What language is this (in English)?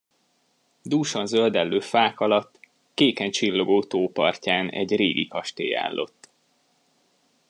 Hungarian